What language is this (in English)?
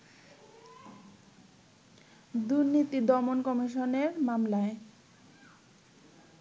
Bangla